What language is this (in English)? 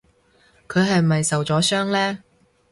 Cantonese